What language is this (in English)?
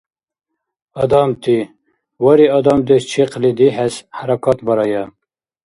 Dargwa